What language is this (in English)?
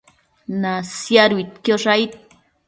Matsés